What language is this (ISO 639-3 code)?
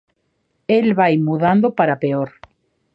glg